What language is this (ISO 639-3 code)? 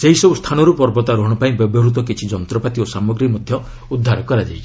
ori